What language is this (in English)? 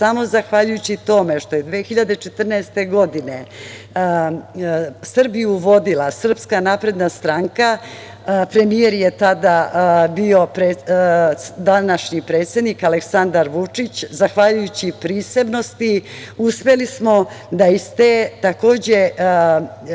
Serbian